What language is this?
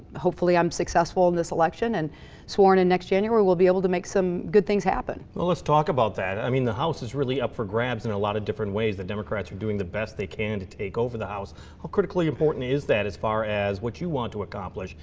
English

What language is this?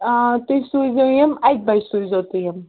Kashmiri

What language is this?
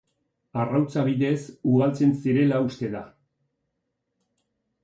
Basque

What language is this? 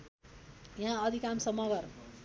Nepali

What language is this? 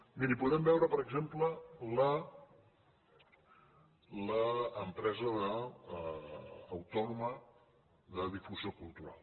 Catalan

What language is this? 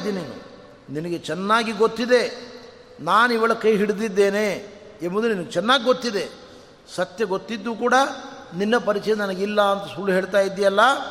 Kannada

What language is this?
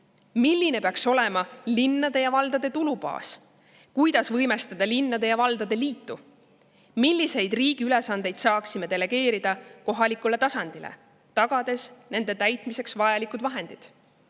Estonian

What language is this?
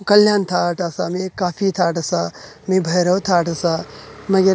Konkani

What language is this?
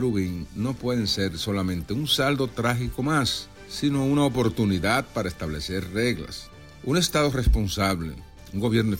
Spanish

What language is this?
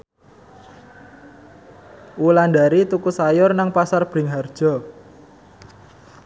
Javanese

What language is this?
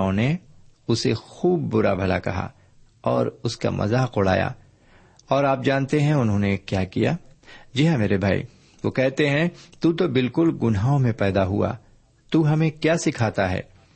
Urdu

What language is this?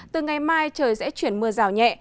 Vietnamese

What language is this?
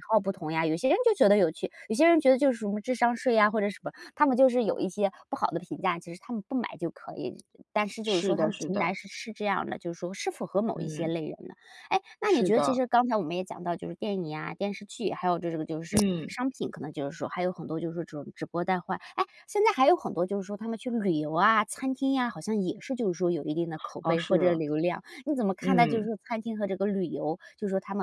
Chinese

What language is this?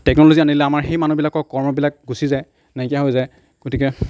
Assamese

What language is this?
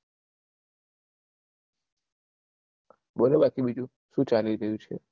Gujarati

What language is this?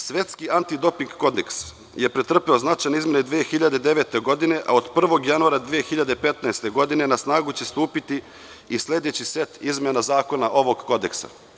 Serbian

